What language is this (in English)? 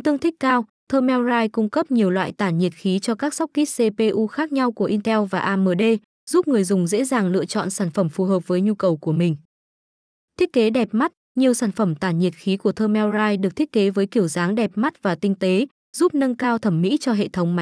Vietnamese